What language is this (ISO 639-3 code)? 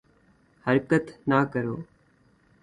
urd